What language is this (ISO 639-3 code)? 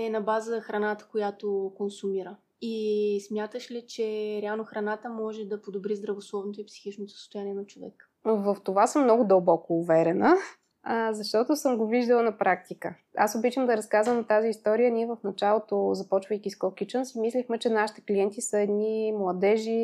bul